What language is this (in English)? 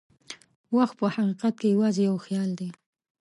Pashto